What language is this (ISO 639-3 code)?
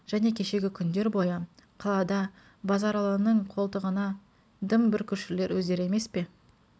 kaz